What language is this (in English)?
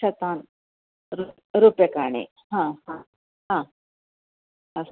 Sanskrit